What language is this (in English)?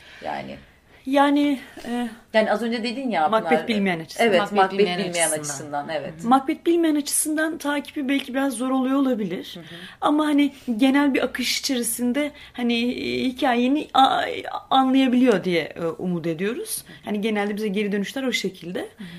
Turkish